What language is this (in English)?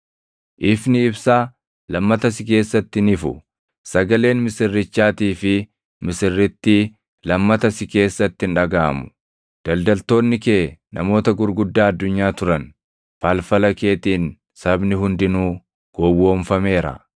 Oromo